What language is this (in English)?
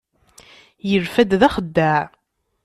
Kabyle